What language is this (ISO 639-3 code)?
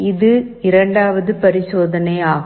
tam